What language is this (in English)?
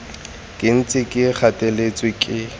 Tswana